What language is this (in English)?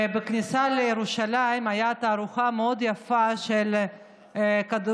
Hebrew